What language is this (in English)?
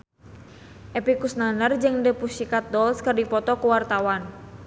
Sundanese